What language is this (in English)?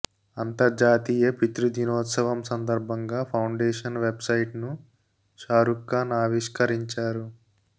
Telugu